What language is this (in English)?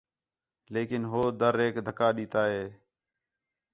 Khetrani